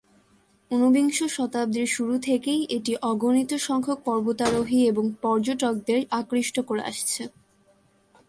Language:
Bangla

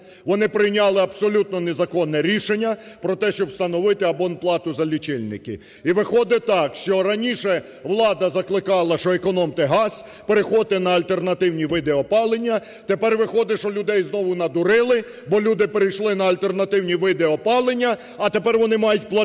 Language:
Ukrainian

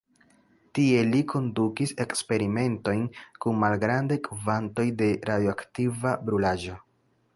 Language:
Esperanto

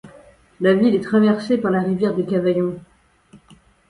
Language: French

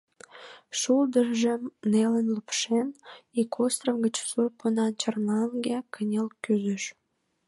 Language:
Mari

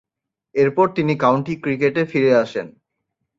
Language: Bangla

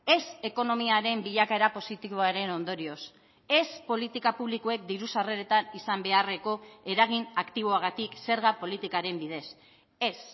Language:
Basque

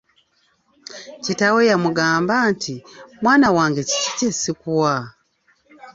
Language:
Ganda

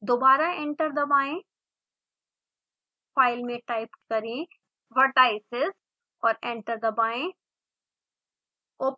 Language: Hindi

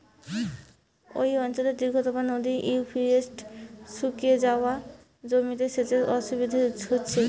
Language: Bangla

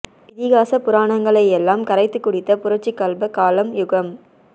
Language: Tamil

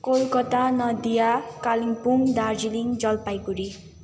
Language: Nepali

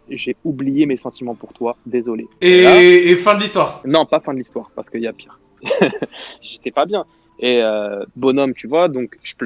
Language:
French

